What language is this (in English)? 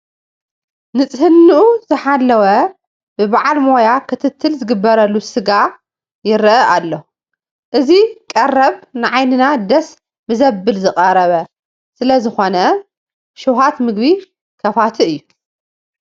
Tigrinya